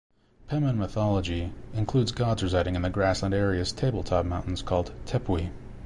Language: English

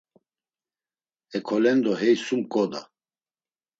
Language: Laz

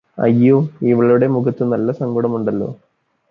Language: Malayalam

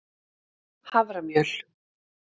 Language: Icelandic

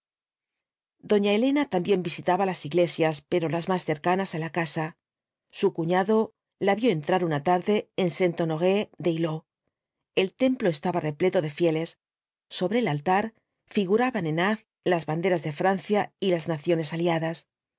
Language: Spanish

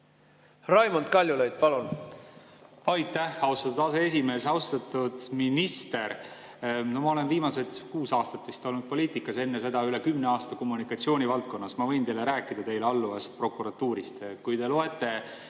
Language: Estonian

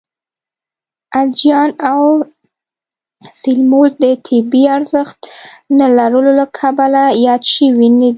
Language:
Pashto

